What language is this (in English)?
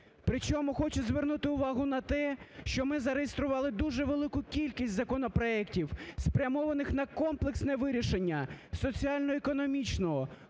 Ukrainian